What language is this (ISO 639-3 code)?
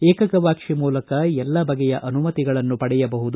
kan